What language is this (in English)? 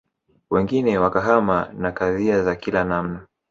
Swahili